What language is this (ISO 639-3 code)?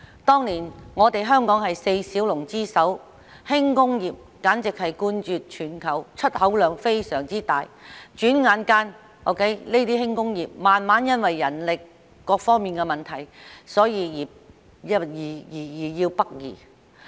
yue